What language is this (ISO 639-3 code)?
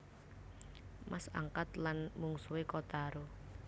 jav